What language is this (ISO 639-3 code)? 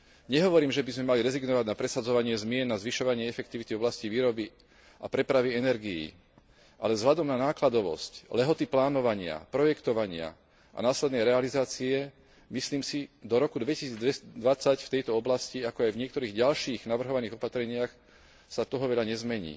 slk